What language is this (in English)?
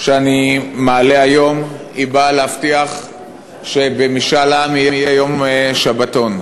Hebrew